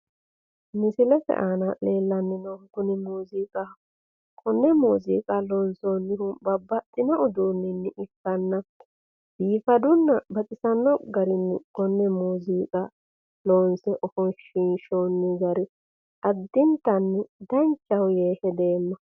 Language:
Sidamo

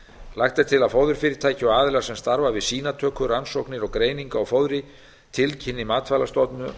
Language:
Icelandic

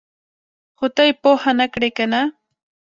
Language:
Pashto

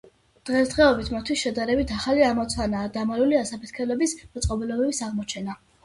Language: Georgian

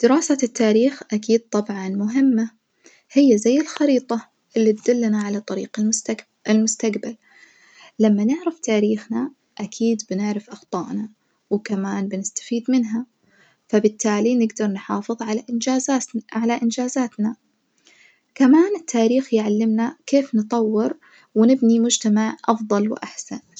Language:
Najdi Arabic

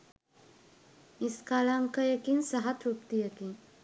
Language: Sinhala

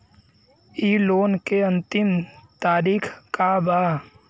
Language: Bhojpuri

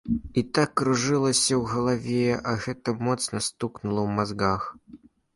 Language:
Belarusian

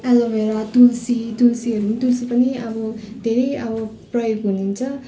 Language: Nepali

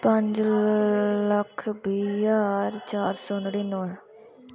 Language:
Dogri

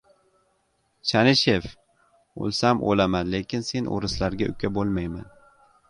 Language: Uzbek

